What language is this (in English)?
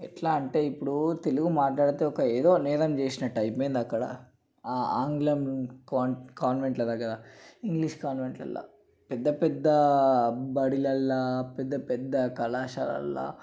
Telugu